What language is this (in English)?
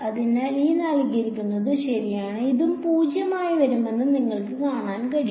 Malayalam